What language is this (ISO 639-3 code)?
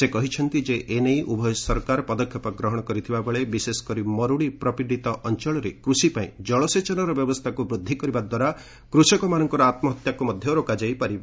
ori